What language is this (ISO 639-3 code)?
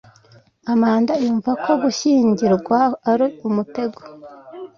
kin